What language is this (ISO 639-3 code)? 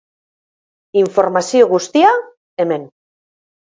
eus